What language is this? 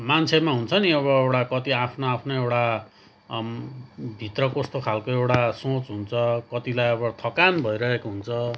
Nepali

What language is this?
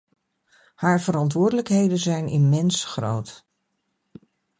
Dutch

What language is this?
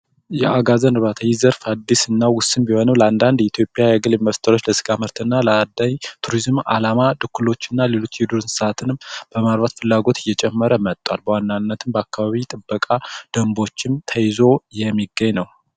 Amharic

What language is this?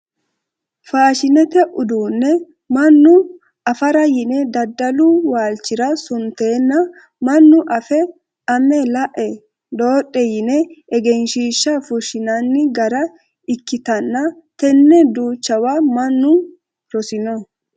Sidamo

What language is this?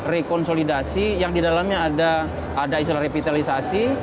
Indonesian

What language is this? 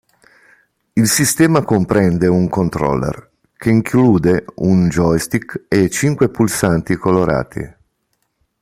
Italian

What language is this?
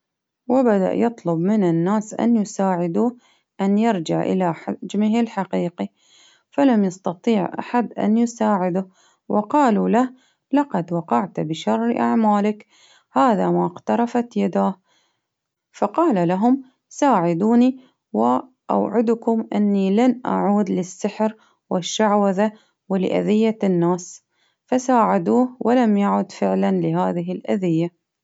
Baharna Arabic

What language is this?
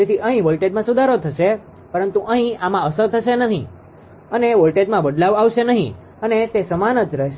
Gujarati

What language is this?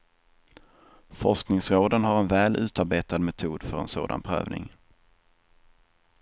Swedish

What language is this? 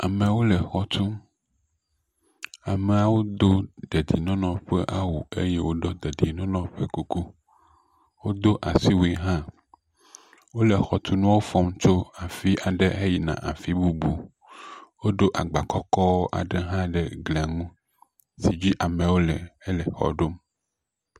Ewe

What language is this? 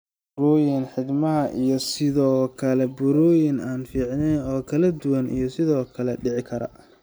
Somali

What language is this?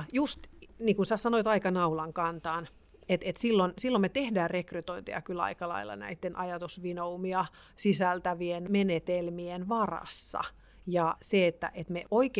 Finnish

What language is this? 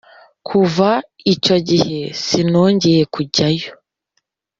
Kinyarwanda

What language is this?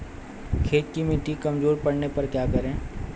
Hindi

